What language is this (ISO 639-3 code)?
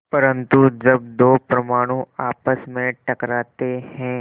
hin